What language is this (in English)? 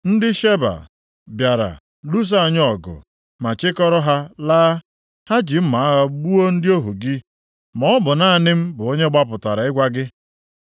Igbo